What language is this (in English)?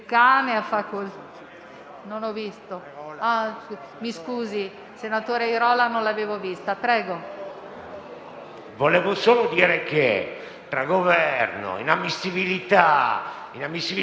Italian